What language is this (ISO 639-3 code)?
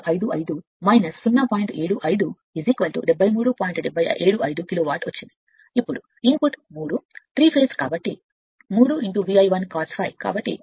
tel